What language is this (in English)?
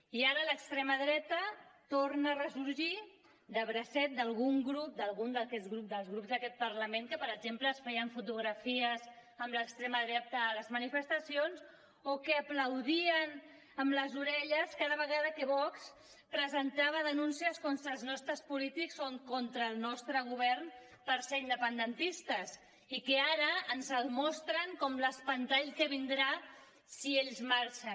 Catalan